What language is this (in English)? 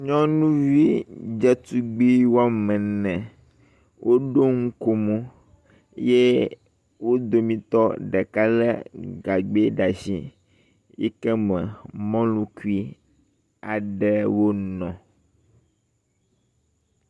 Ewe